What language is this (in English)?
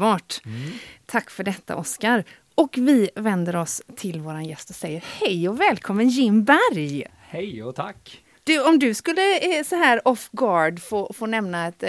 Swedish